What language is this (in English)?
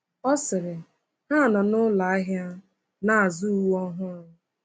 Igbo